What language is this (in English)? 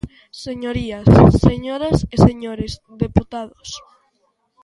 Galician